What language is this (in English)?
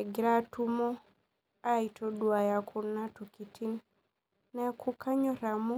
Masai